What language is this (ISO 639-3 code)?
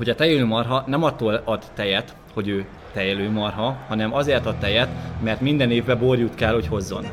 hun